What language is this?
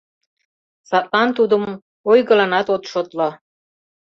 Mari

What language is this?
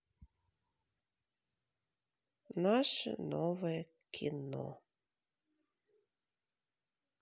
Russian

